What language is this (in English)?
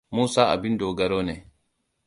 Hausa